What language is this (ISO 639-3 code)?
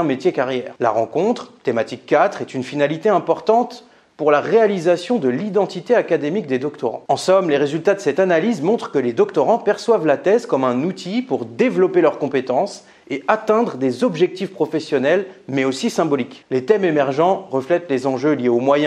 fra